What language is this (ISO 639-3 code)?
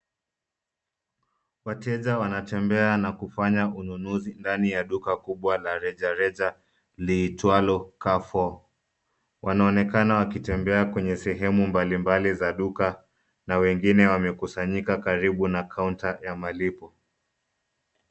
swa